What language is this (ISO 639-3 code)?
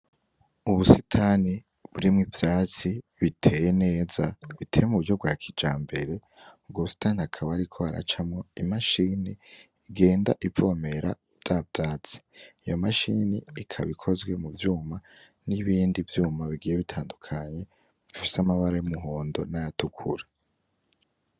run